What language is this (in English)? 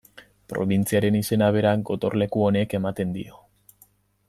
Basque